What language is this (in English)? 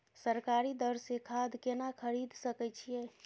Maithili